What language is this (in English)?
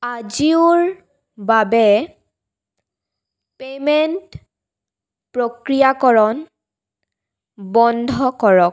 Assamese